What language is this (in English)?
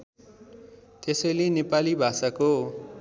Nepali